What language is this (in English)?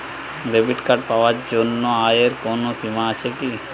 Bangla